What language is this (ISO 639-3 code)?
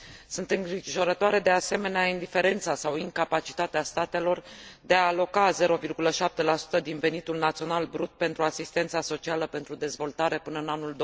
ron